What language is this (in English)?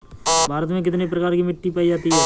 Hindi